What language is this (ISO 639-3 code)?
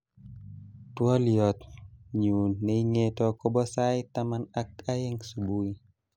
kln